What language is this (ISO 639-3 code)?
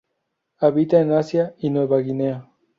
spa